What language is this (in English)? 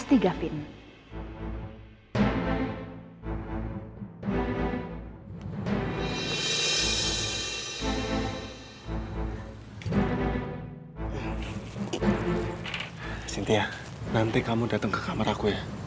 Indonesian